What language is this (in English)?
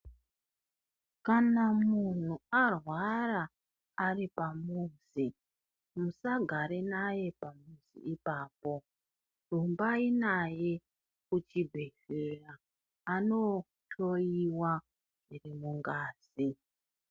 Ndau